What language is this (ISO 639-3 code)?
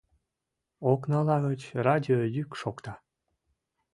chm